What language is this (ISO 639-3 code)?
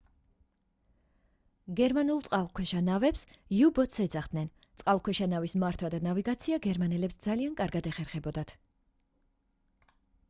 kat